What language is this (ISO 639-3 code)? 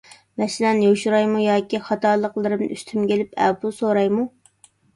uig